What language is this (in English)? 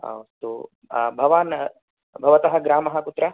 Sanskrit